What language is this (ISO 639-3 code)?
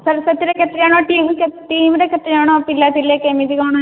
ori